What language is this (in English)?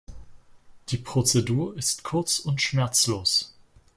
German